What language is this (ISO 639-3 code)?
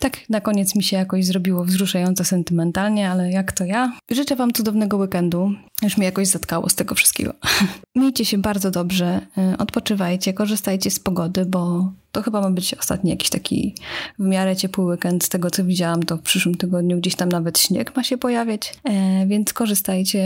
pol